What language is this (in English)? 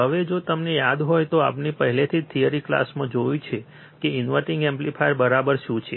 Gujarati